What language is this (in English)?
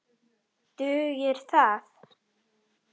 Icelandic